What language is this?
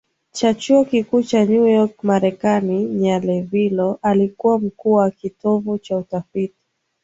Swahili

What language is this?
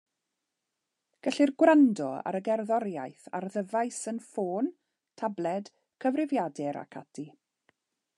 Welsh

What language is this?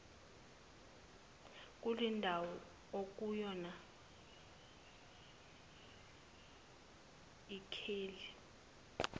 Zulu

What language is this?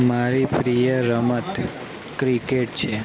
Gujarati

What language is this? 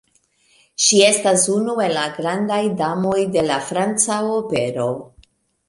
Esperanto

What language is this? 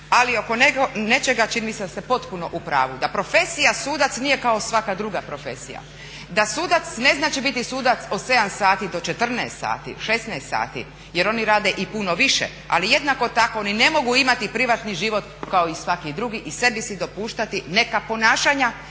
Croatian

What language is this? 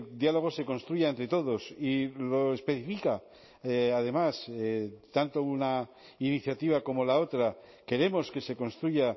Spanish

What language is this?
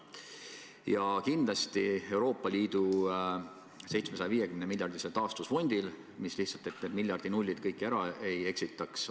Estonian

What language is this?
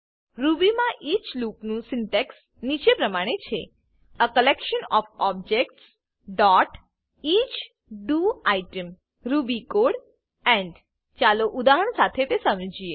Gujarati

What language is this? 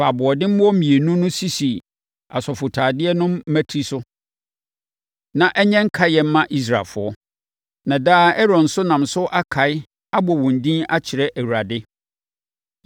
Akan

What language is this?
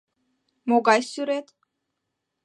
Mari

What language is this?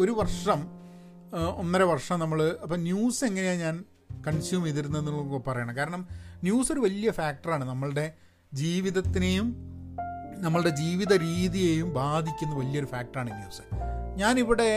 Malayalam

